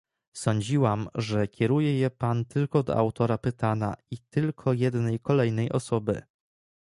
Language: Polish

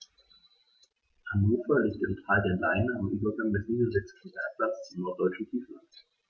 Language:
German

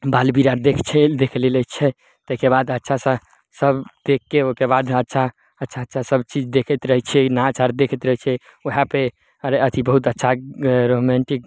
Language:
Maithili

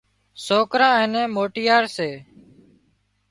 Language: Wadiyara Koli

